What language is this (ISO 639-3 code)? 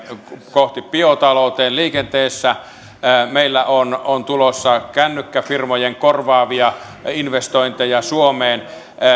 fin